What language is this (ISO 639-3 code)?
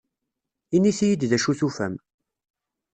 kab